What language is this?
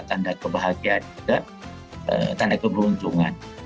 Indonesian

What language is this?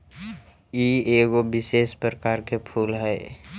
Magahi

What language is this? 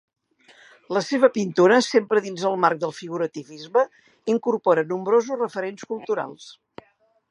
Catalan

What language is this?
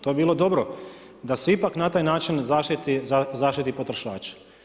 Croatian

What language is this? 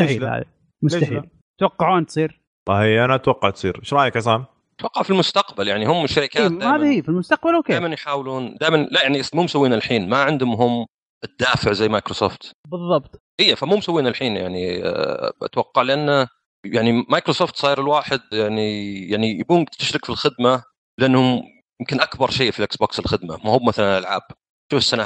Arabic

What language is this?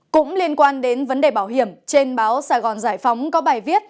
Vietnamese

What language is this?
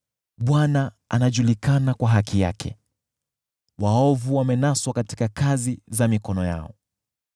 Swahili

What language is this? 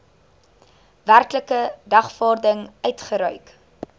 Afrikaans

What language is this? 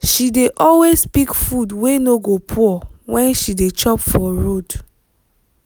Nigerian Pidgin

